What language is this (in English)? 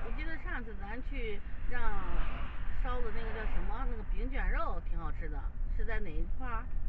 Chinese